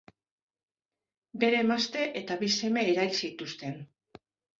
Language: Basque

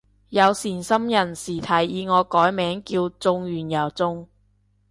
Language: Cantonese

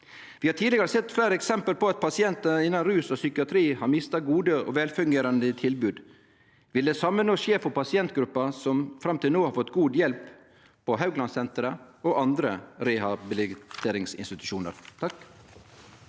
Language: Norwegian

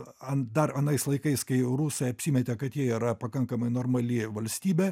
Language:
Lithuanian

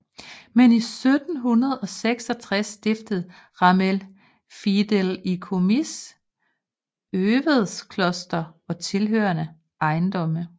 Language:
Danish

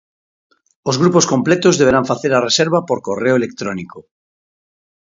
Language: Galician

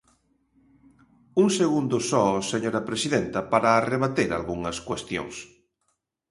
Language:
Galician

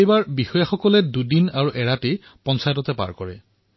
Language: Assamese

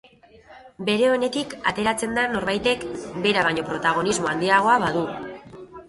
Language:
Basque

